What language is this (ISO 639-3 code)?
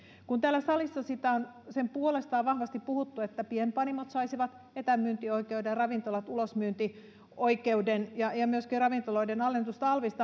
fin